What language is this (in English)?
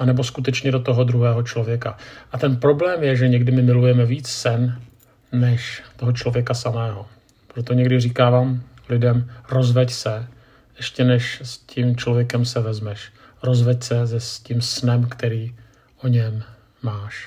Czech